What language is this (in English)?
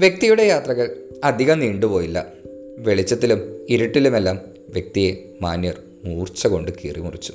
Malayalam